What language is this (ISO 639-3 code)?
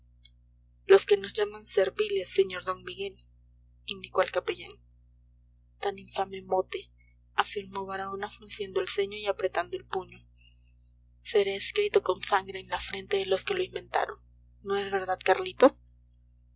spa